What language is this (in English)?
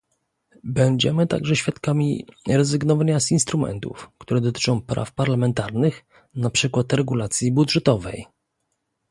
Polish